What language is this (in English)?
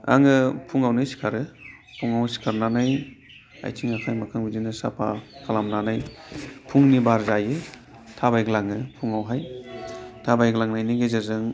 Bodo